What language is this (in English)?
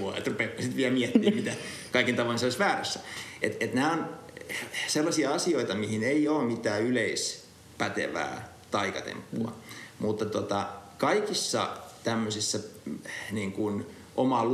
Finnish